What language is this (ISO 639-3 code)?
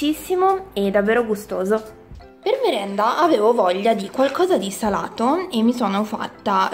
ita